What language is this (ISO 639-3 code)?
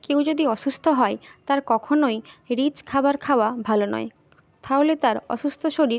ben